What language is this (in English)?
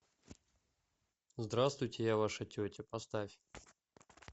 Russian